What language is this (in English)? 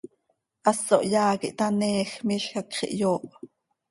Seri